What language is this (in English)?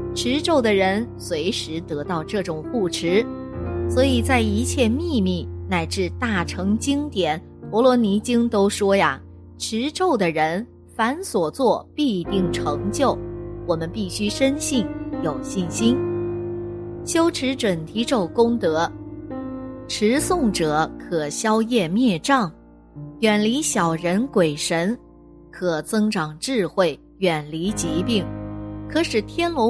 Chinese